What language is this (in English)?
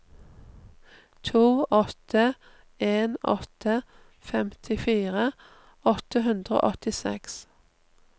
Norwegian